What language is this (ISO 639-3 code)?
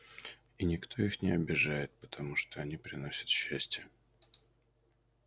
rus